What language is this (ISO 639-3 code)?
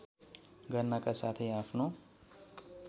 nep